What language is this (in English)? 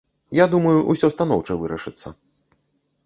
Belarusian